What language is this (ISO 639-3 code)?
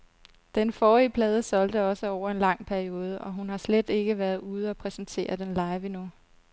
dan